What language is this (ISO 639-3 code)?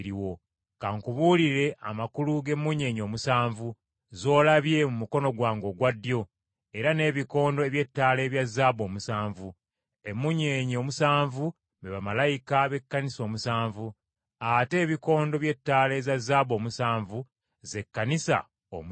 lug